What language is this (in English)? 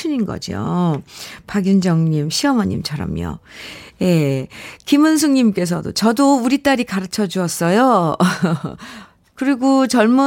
Korean